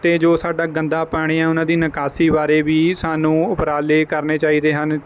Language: Punjabi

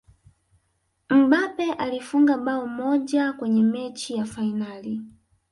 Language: Swahili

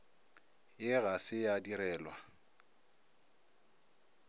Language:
Northern Sotho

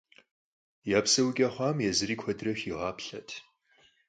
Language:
Kabardian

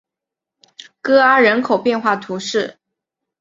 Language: Chinese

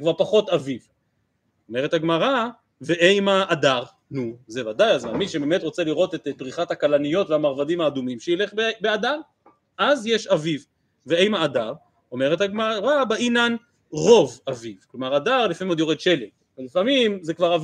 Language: Hebrew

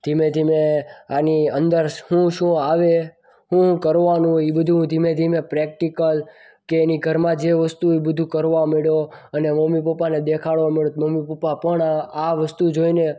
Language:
Gujarati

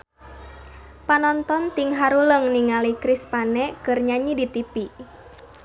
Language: Sundanese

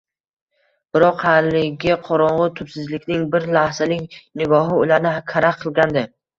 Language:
Uzbek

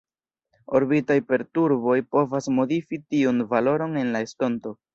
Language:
Esperanto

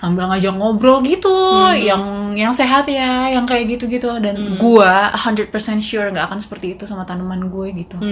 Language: Indonesian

